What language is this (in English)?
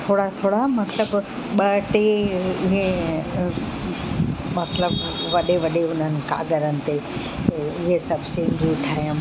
Sindhi